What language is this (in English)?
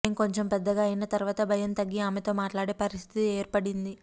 Telugu